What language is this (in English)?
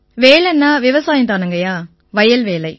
Tamil